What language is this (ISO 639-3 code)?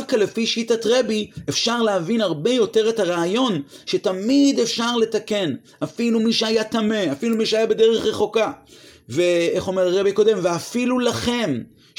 heb